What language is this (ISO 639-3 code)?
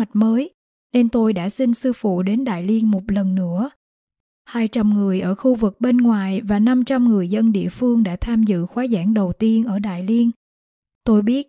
vie